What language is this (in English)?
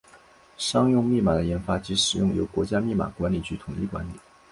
Chinese